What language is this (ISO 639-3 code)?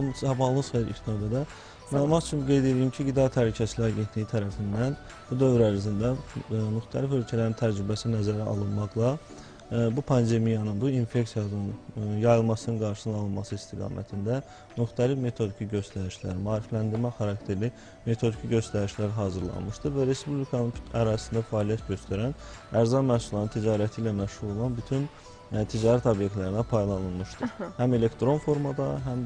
tur